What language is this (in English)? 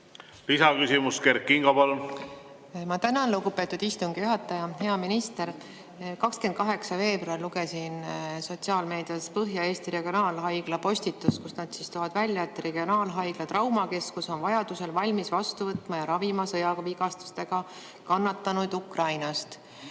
Estonian